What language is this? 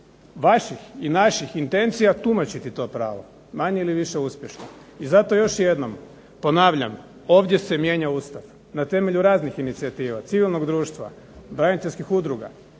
Croatian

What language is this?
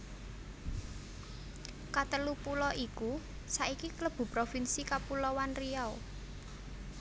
Javanese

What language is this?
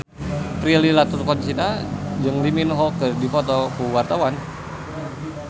Sundanese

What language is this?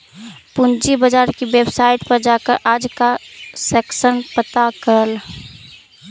Magahi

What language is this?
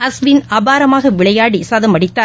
Tamil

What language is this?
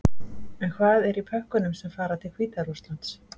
Icelandic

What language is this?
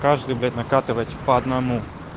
Russian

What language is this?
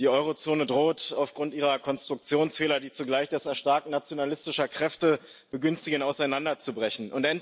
German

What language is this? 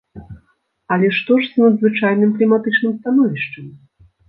Belarusian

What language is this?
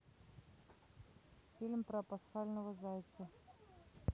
Russian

